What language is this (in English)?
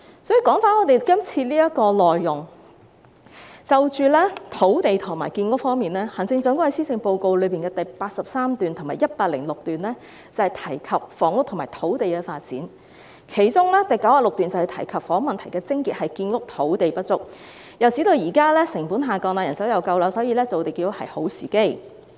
Cantonese